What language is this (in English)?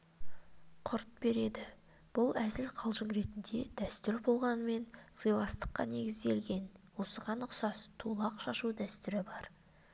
Kazakh